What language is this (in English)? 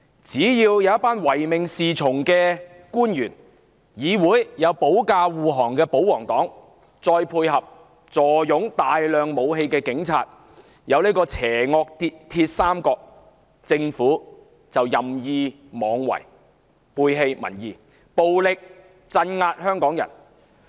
Cantonese